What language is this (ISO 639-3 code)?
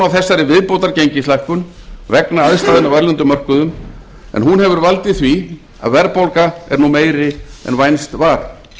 isl